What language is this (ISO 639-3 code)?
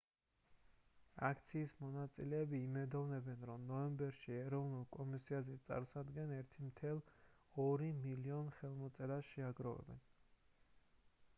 kat